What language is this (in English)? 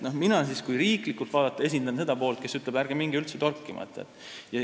Estonian